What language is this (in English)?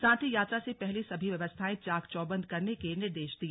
Hindi